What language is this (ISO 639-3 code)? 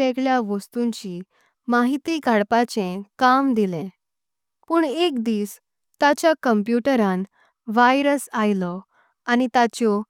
kok